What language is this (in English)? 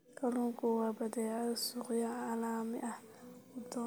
Somali